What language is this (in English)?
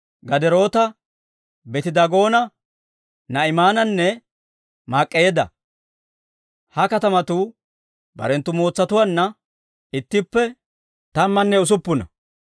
Dawro